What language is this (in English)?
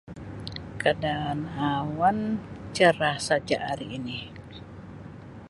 Sabah Malay